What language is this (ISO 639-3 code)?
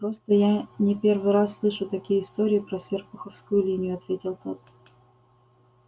rus